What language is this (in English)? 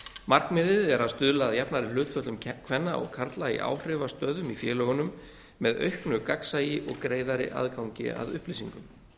Icelandic